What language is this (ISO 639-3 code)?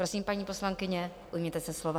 ces